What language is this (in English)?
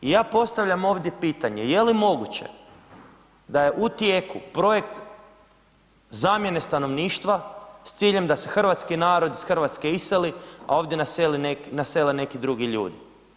Croatian